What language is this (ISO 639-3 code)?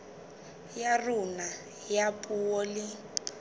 sot